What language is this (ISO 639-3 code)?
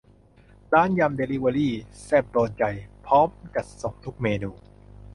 tha